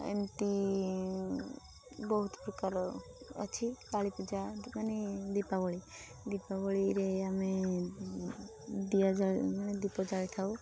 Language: Odia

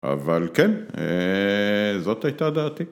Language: Hebrew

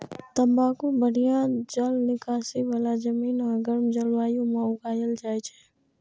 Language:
Maithili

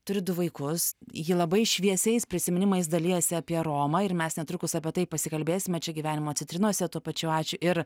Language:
Lithuanian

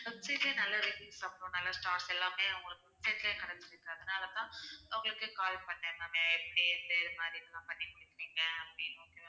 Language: Tamil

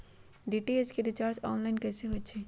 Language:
Magahi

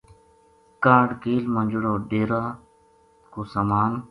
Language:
Gujari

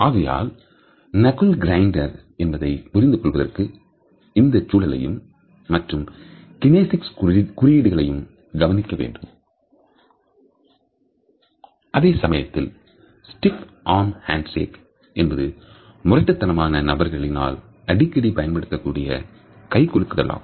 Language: Tamil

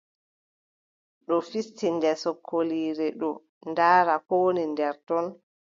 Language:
Adamawa Fulfulde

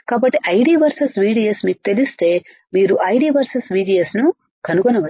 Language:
Telugu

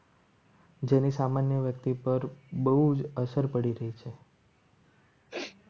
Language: Gujarati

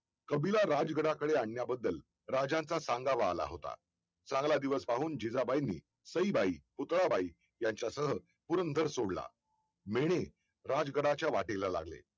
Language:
Marathi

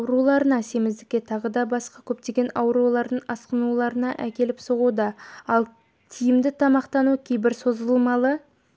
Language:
Kazakh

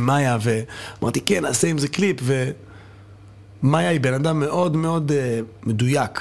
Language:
Hebrew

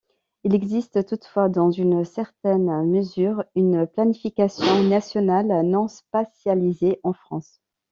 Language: French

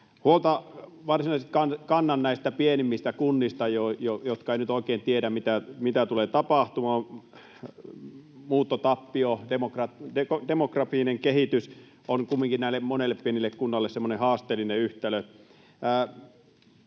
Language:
Finnish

